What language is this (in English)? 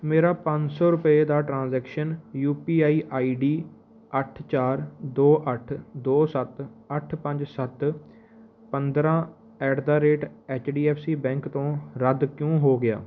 Punjabi